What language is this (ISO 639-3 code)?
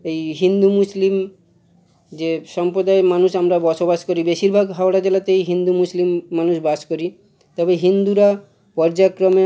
ben